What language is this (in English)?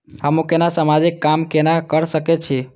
Maithili